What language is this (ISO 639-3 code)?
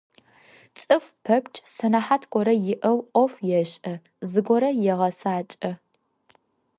ady